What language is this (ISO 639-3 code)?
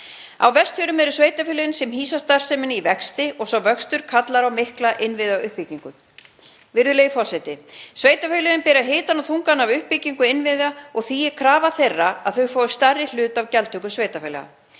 isl